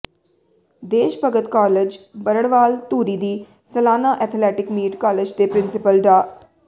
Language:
Punjabi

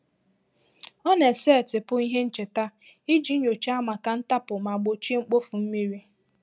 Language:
Igbo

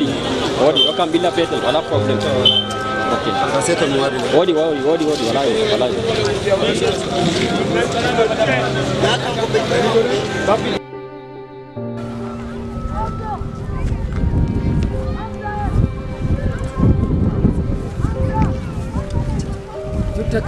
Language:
Indonesian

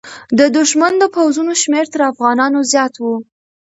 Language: Pashto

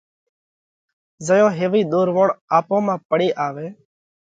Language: Parkari Koli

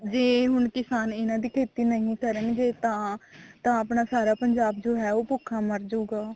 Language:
Punjabi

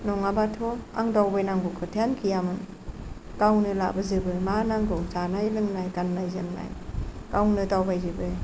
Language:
Bodo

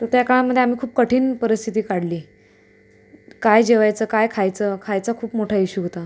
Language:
Marathi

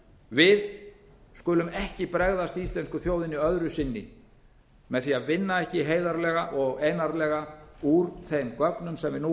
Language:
Icelandic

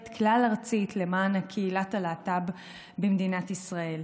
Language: Hebrew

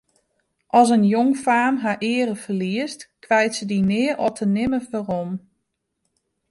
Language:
Western Frisian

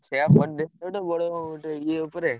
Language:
Odia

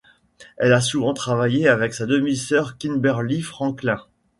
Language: French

